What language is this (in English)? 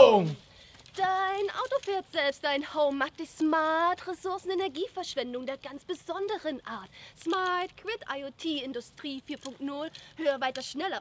German